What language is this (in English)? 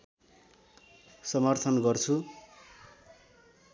Nepali